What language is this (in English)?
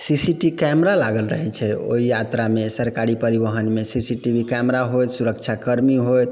Maithili